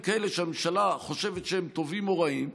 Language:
Hebrew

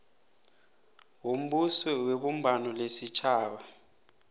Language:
South Ndebele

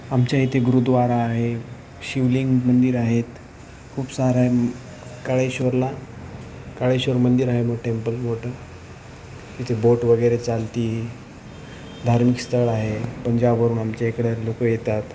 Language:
Marathi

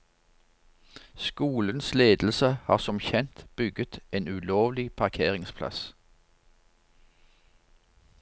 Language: Norwegian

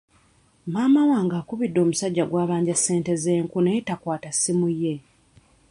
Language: Ganda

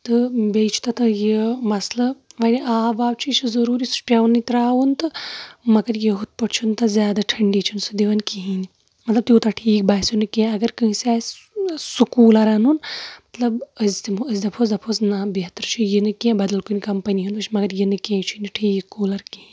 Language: Kashmiri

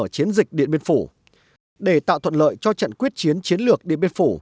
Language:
Vietnamese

